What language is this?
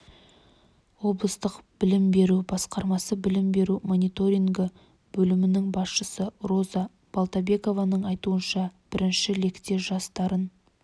Kazakh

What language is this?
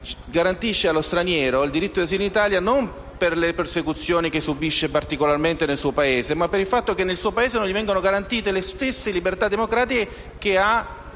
Italian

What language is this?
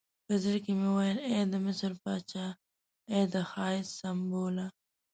Pashto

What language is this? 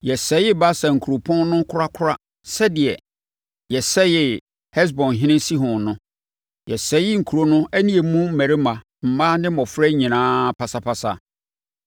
Akan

